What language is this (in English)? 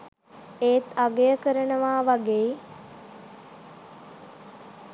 Sinhala